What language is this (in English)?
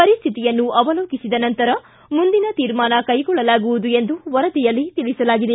Kannada